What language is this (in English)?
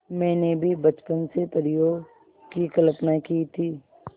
Hindi